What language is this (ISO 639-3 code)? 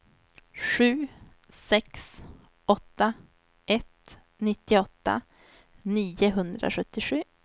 swe